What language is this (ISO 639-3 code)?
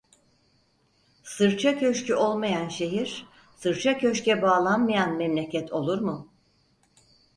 tur